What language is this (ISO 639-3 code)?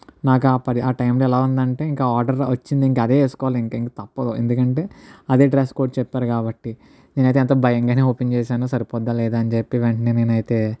tel